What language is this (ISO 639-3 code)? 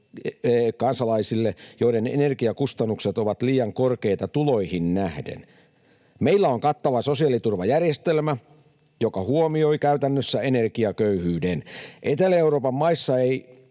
fin